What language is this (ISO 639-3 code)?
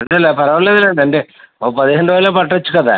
tel